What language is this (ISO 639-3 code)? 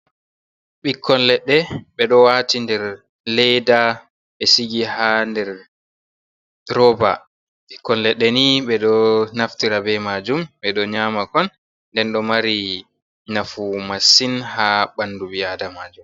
ful